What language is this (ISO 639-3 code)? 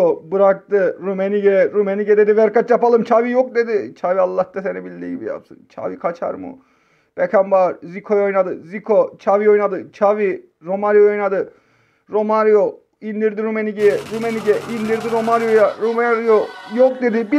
tur